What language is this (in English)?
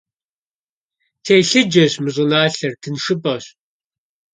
Kabardian